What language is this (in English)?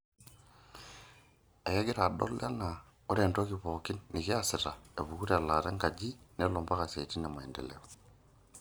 Masai